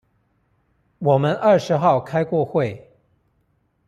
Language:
Chinese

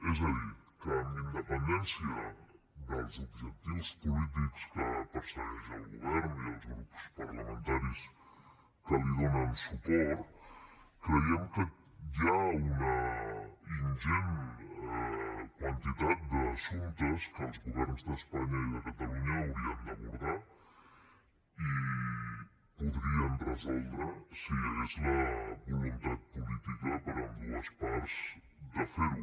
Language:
Catalan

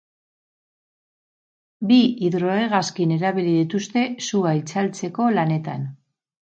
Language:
Basque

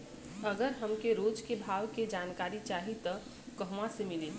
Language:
Bhojpuri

